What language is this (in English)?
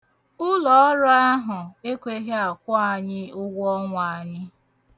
Igbo